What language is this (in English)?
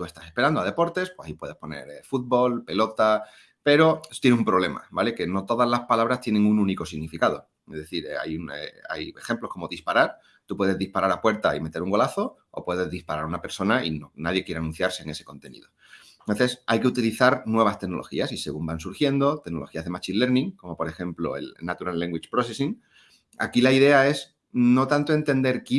Spanish